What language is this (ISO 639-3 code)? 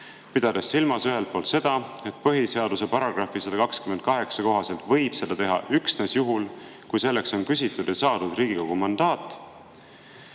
est